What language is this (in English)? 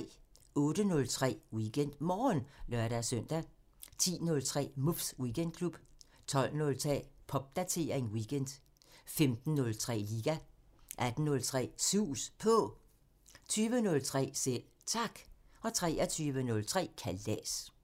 Danish